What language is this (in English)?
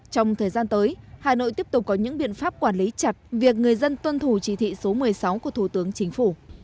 Vietnamese